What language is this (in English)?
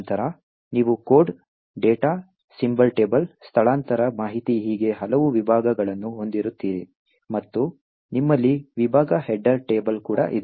Kannada